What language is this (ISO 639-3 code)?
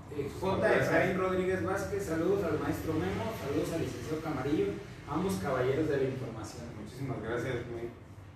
spa